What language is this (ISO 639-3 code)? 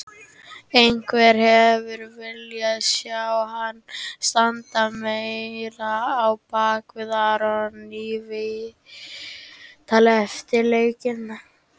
isl